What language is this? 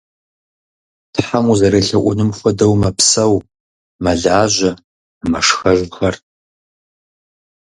Kabardian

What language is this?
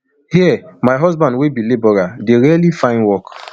Nigerian Pidgin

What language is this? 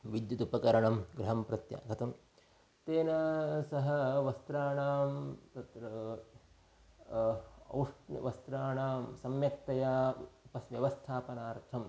Sanskrit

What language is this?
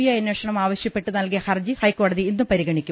Malayalam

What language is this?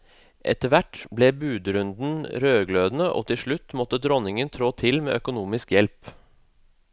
Norwegian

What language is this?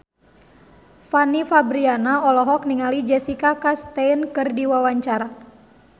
Sundanese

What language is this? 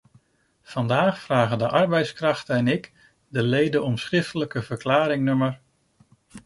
Dutch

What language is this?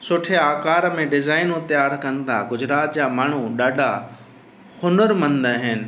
Sindhi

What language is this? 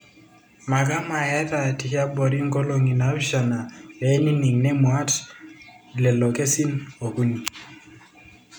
Masai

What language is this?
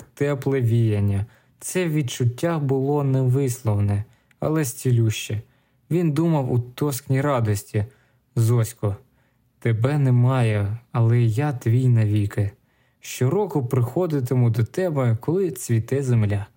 Ukrainian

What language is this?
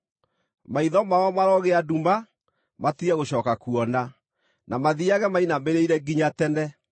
Kikuyu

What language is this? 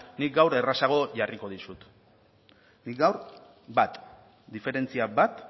Basque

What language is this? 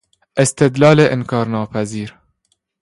Persian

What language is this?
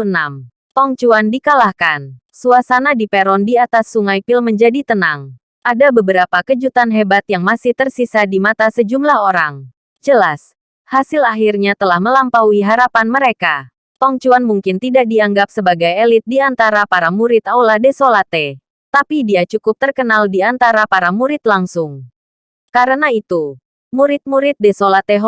Indonesian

